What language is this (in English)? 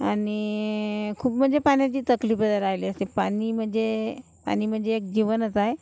Marathi